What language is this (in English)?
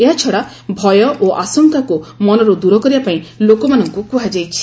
Odia